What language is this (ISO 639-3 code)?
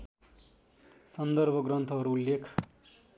nep